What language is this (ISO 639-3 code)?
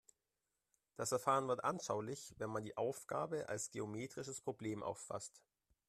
deu